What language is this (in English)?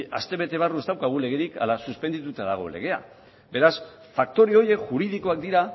Basque